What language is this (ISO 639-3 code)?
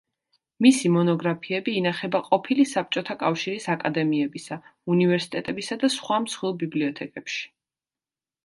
kat